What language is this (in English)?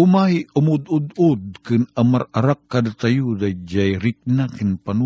Filipino